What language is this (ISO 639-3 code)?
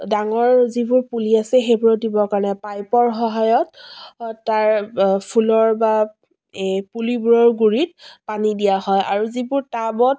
asm